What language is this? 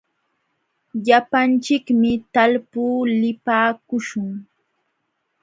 Jauja Wanca Quechua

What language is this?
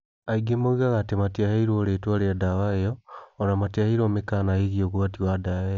Kikuyu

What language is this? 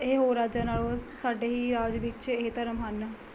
Punjabi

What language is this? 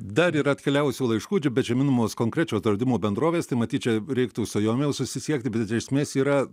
Lithuanian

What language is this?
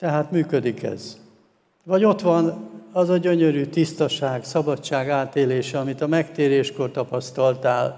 Hungarian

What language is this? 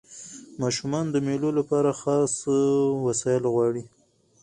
Pashto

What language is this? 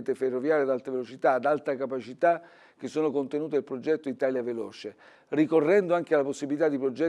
Italian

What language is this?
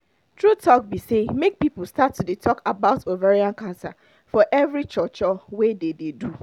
Nigerian Pidgin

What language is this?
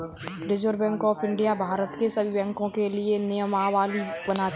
Hindi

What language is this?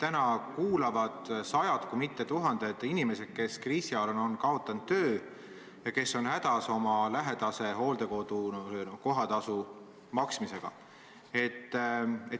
Estonian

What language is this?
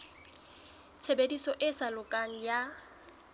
Southern Sotho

